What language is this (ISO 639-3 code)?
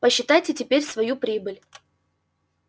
rus